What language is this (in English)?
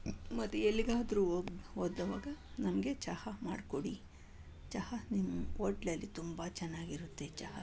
Kannada